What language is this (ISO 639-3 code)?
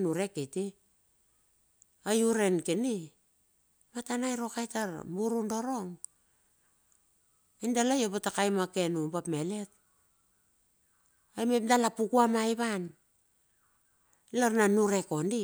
bxf